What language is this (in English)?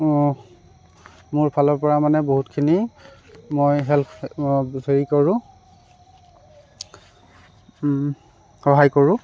Assamese